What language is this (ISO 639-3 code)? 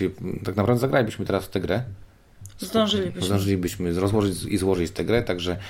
pol